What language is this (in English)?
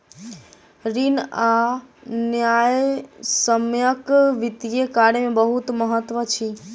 Maithili